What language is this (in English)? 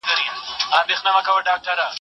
Pashto